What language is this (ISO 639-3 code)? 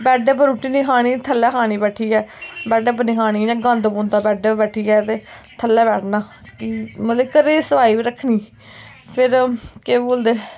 doi